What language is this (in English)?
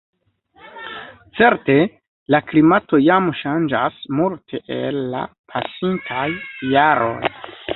Esperanto